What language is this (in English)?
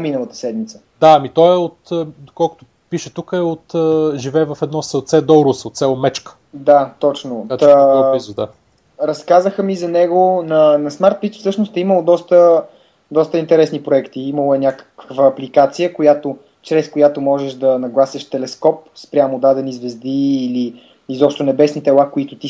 Bulgarian